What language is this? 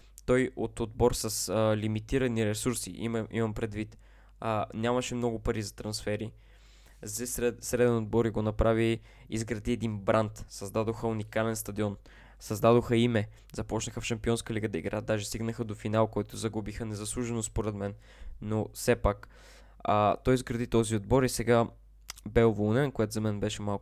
Bulgarian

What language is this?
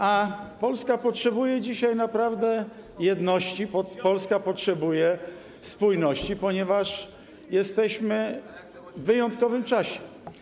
Polish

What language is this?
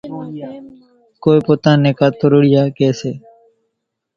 Kachi Koli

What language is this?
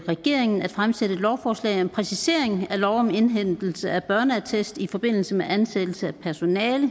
Danish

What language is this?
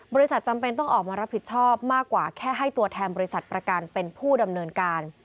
Thai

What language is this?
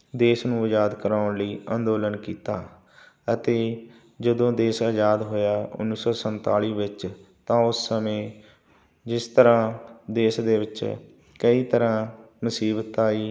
Punjabi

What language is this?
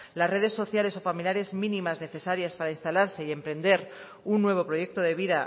Spanish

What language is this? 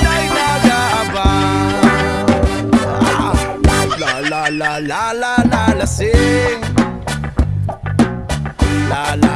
Indonesian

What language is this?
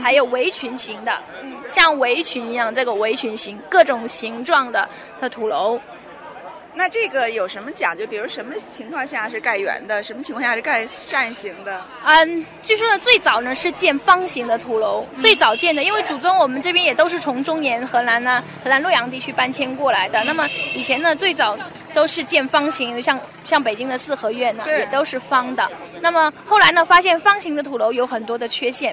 Chinese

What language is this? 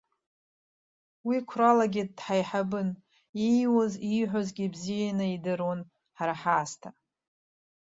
Abkhazian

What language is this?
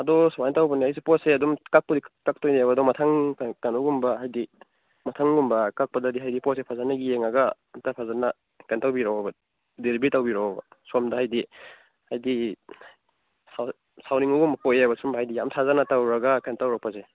Manipuri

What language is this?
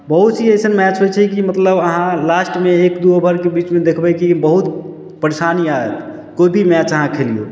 Maithili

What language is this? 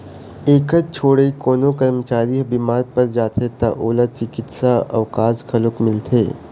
Chhattisgarhi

